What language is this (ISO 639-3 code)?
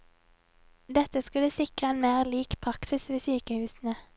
nor